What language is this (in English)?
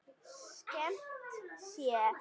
Icelandic